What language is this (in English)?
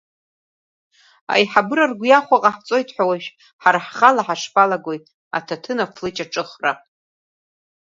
Abkhazian